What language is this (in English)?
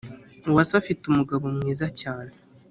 Kinyarwanda